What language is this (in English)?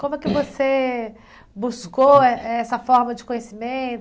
Portuguese